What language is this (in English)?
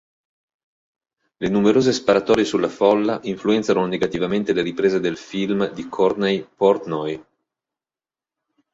Italian